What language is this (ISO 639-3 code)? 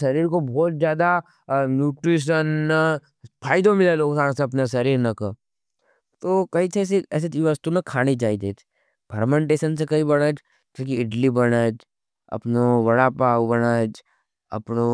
noe